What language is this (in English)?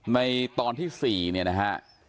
Thai